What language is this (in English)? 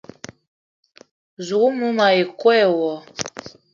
Eton (Cameroon)